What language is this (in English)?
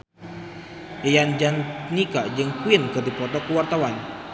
Sundanese